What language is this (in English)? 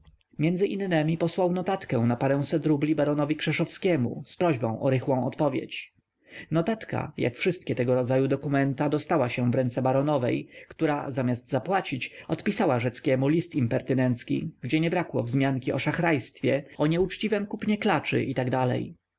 Polish